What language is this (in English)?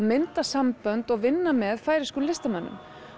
Icelandic